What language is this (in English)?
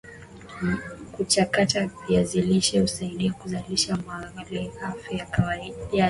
Swahili